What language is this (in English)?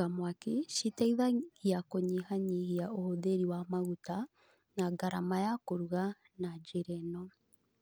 Kikuyu